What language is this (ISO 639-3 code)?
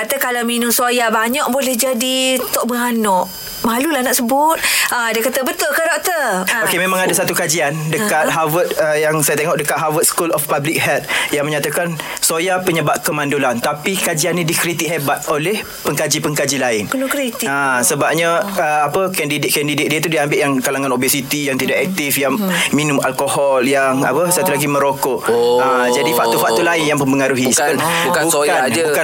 msa